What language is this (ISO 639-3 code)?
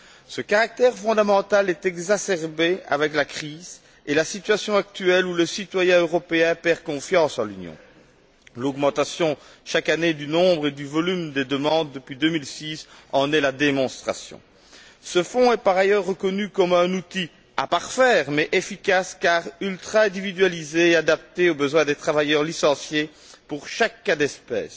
fra